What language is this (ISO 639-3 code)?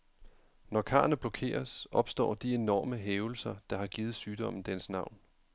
dan